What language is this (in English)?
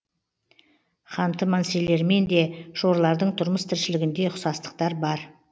Kazakh